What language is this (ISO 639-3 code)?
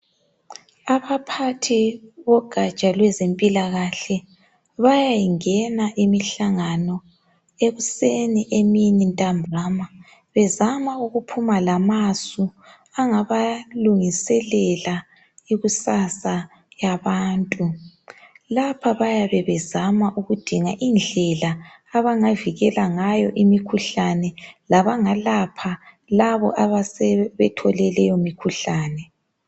nde